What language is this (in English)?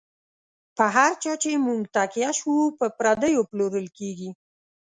Pashto